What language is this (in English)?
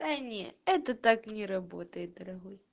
Russian